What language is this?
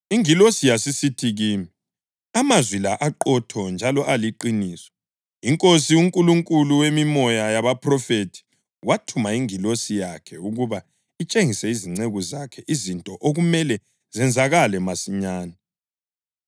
North Ndebele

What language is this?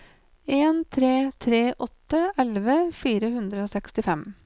Norwegian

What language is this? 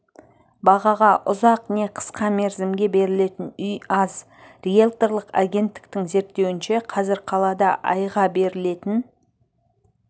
Kazakh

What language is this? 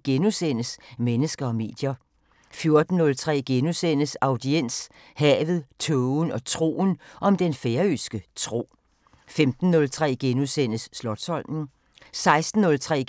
Danish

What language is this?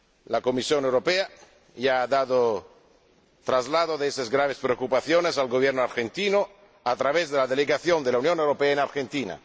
Spanish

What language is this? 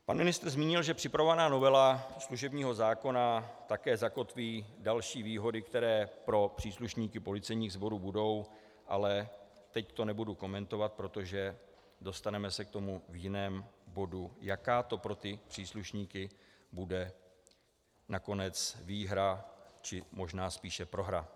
Czech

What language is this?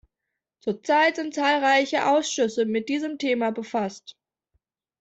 German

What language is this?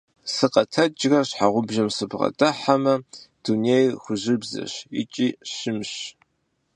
Kabardian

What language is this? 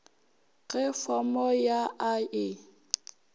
Northern Sotho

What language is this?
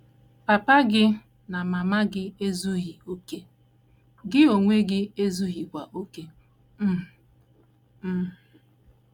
Igbo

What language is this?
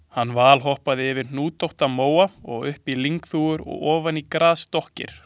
Icelandic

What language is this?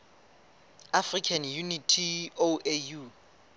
Southern Sotho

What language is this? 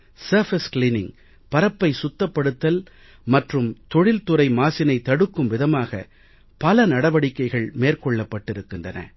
Tamil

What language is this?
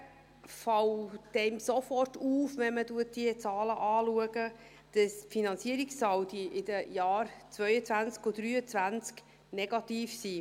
Swiss German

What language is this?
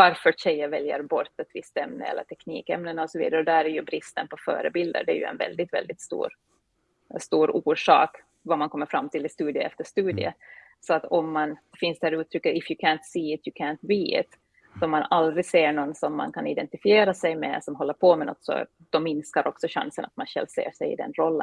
Swedish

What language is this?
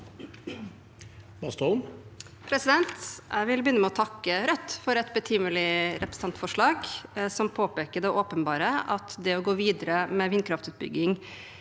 Norwegian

